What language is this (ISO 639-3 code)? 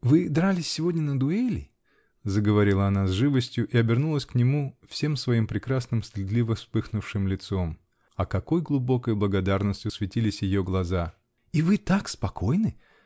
rus